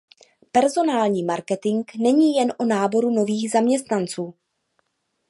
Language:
Czech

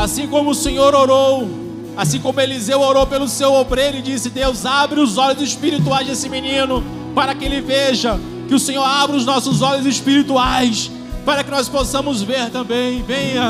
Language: Portuguese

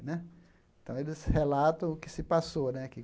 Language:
Portuguese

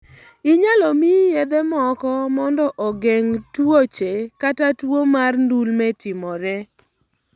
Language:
Luo (Kenya and Tanzania)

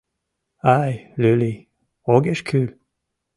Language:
Mari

